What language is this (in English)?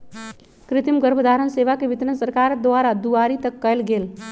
Magahi